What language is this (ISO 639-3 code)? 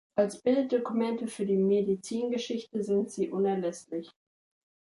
deu